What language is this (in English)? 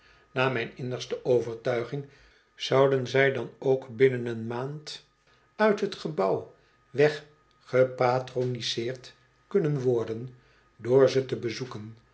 Dutch